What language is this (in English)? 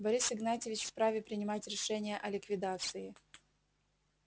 Russian